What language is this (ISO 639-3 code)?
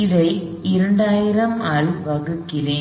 tam